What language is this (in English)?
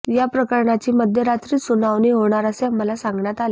Marathi